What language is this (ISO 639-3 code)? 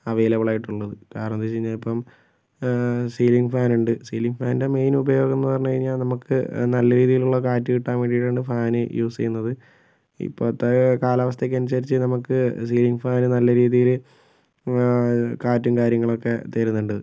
mal